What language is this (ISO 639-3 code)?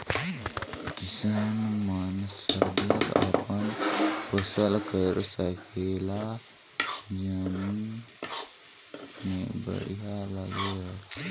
hne